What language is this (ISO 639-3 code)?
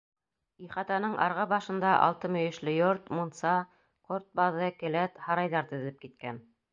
bak